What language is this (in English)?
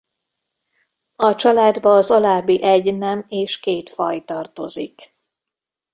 Hungarian